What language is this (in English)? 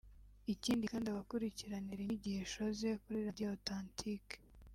Kinyarwanda